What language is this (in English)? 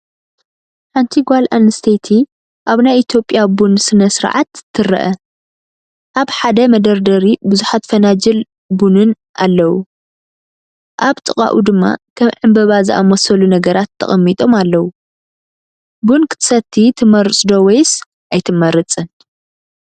Tigrinya